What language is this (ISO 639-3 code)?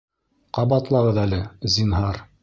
bak